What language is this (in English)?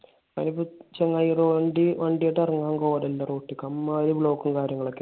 Malayalam